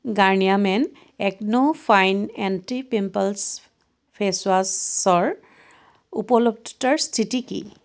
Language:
Assamese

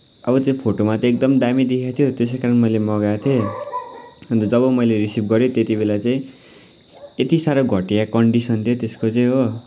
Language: Nepali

